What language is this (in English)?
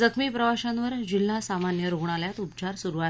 Marathi